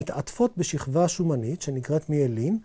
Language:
Hebrew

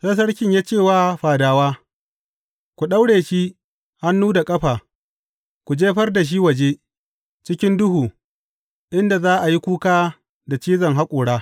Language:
Hausa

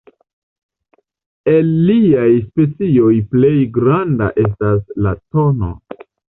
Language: Esperanto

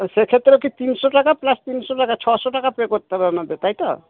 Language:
Bangla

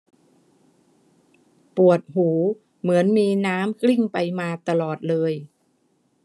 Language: Thai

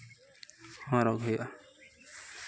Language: Santali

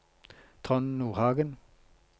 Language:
Norwegian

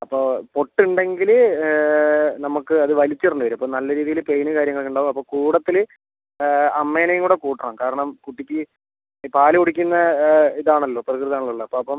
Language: Malayalam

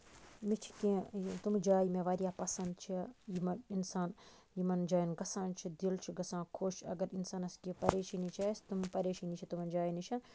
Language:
Kashmiri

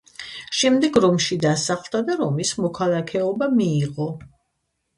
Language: Georgian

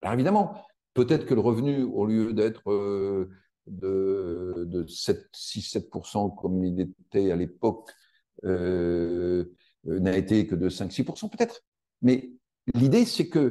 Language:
French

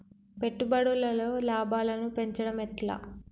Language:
Telugu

